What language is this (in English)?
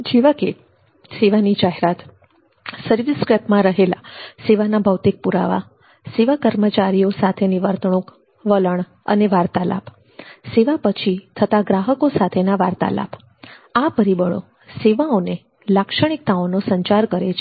Gujarati